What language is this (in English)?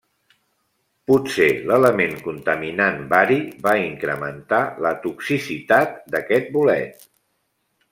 Catalan